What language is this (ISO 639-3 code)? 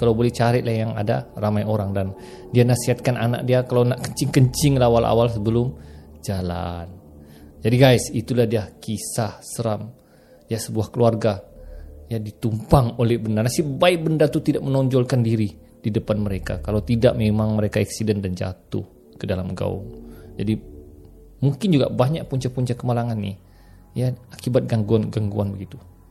msa